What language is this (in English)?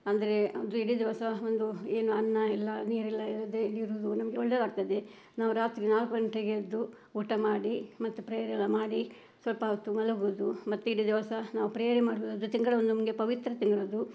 Kannada